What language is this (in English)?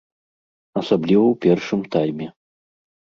Belarusian